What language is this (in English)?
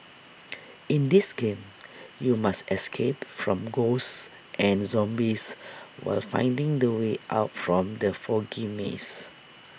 English